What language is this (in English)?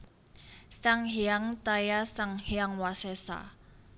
Javanese